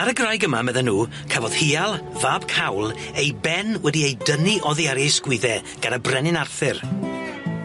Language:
Welsh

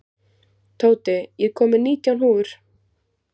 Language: Icelandic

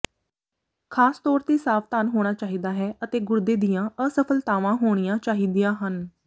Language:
Punjabi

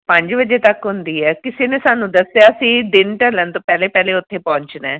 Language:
Punjabi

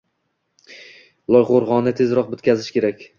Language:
Uzbek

